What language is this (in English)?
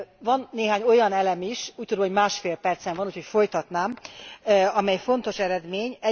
Hungarian